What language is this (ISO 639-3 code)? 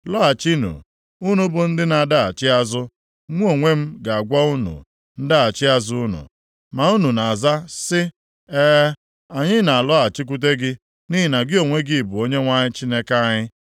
ibo